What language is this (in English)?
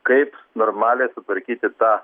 Lithuanian